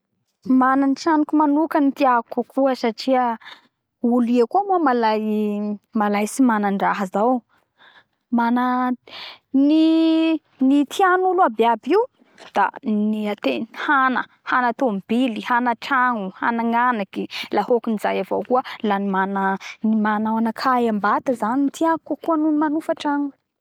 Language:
Bara Malagasy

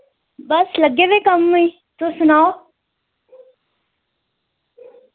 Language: Dogri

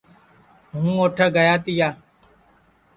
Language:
Sansi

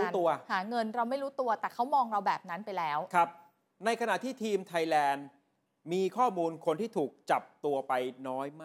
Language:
Thai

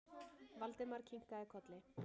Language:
Icelandic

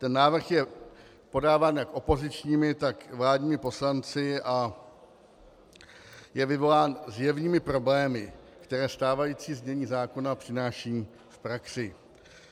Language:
Czech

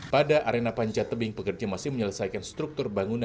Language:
Indonesian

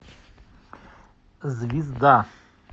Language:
Russian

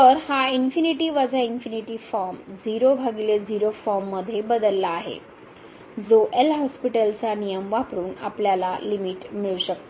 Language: Marathi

